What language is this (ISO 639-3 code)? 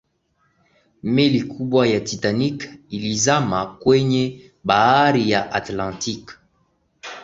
swa